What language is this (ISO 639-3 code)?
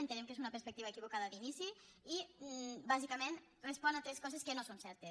cat